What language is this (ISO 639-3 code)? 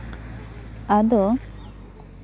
sat